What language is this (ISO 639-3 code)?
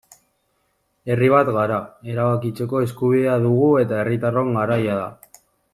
eus